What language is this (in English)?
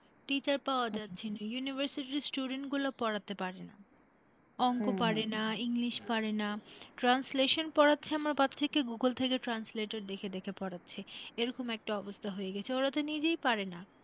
Bangla